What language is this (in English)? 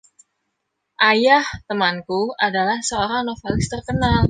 Indonesian